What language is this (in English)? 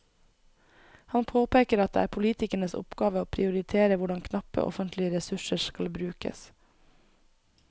Norwegian